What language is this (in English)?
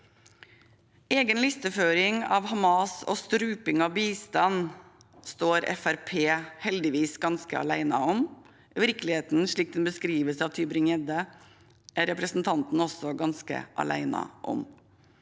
Norwegian